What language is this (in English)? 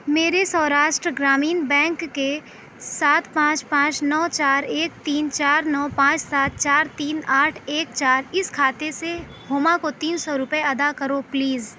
Urdu